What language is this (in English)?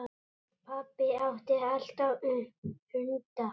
Icelandic